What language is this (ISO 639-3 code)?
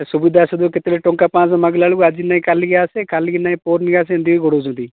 ori